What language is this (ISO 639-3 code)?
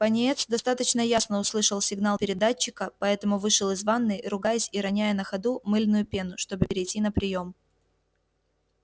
rus